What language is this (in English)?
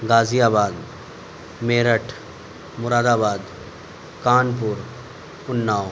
Urdu